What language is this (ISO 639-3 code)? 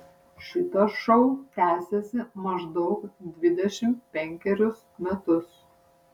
lit